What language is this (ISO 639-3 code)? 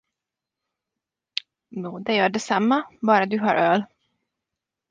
swe